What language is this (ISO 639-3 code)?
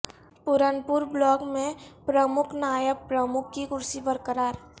urd